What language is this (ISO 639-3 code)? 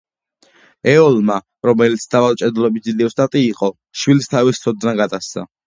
kat